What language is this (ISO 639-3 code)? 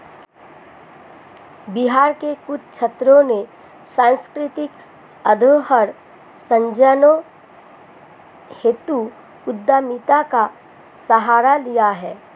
hin